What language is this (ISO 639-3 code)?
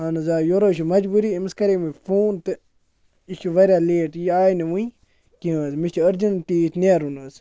kas